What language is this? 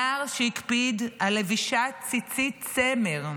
Hebrew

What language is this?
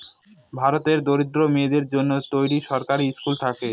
Bangla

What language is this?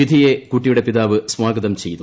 Malayalam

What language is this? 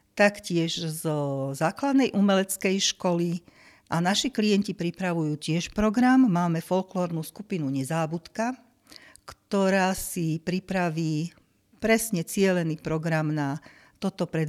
Slovak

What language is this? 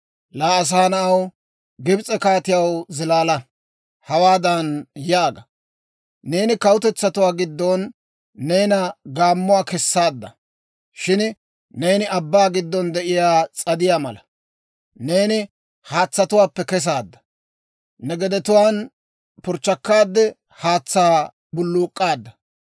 Dawro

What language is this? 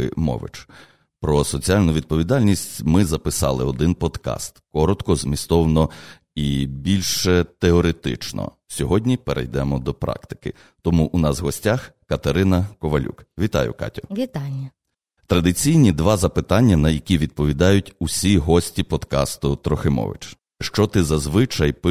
Ukrainian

